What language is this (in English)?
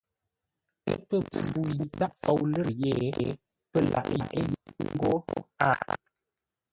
Ngombale